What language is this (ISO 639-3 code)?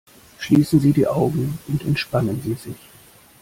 deu